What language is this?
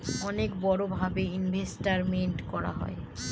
Bangla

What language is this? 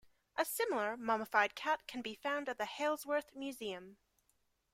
English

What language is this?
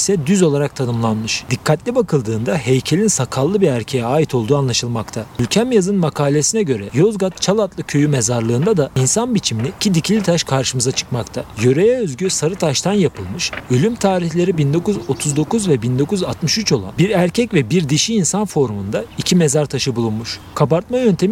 Turkish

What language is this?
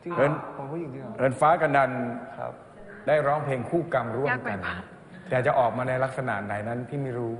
Thai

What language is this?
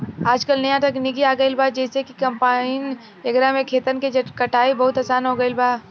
Bhojpuri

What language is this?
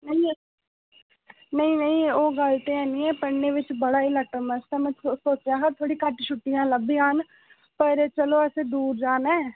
Dogri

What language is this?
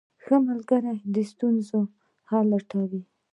Pashto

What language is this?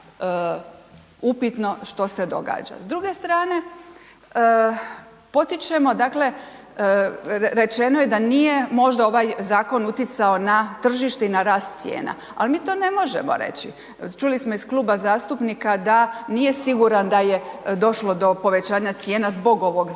Croatian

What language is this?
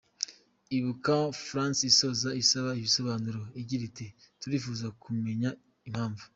Kinyarwanda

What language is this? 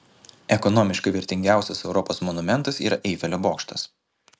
Lithuanian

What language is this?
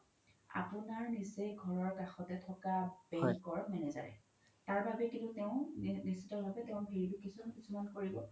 Assamese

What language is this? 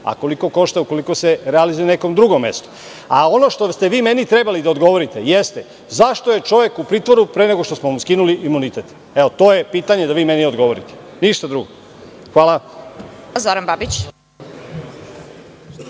Serbian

